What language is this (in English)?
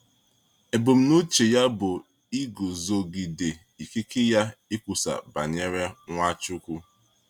Igbo